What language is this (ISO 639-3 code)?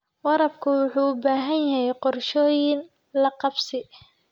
som